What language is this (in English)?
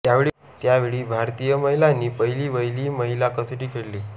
Marathi